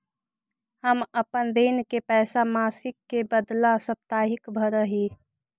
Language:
Magahi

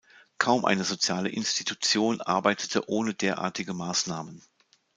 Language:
German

